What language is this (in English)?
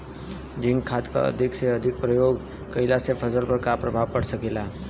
Bhojpuri